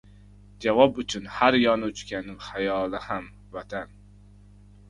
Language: Uzbek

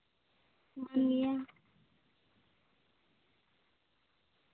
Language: Santali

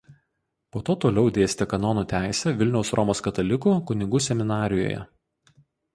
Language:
Lithuanian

